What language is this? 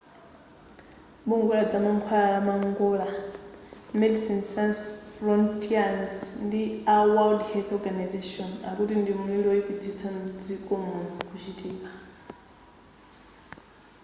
Nyanja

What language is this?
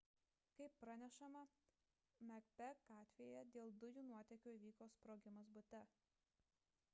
Lithuanian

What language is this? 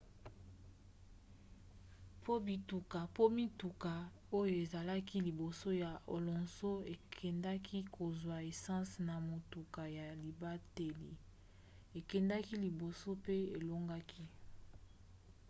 Lingala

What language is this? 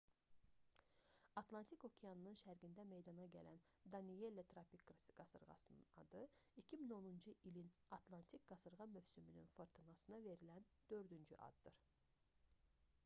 Azerbaijani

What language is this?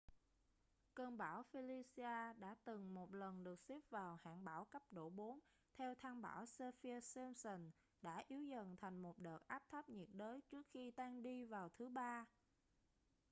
Vietnamese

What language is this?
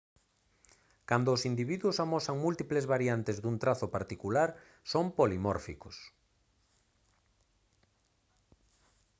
Galician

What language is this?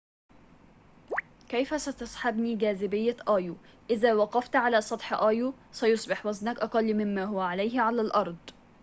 Arabic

